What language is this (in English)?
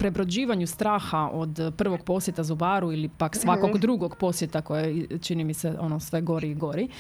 Croatian